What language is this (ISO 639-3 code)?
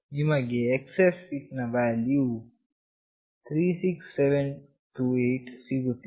kan